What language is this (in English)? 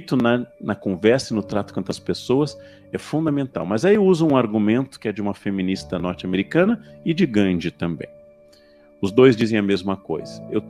Portuguese